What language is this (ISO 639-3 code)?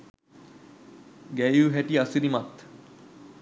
sin